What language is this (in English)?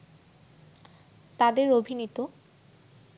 Bangla